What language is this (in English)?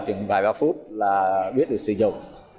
Vietnamese